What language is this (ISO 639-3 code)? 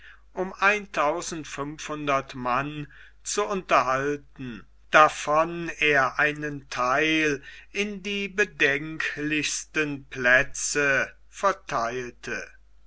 deu